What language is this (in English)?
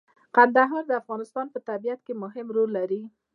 Pashto